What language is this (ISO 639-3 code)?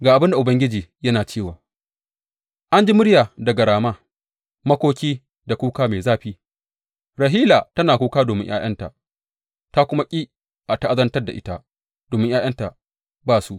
hau